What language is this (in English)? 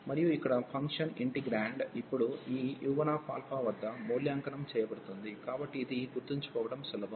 Telugu